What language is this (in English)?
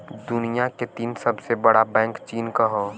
Bhojpuri